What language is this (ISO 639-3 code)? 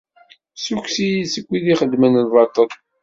kab